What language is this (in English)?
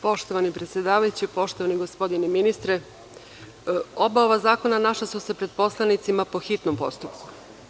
Serbian